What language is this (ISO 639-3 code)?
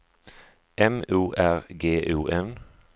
swe